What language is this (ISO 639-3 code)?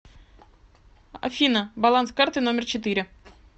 rus